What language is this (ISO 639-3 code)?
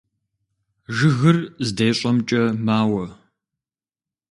kbd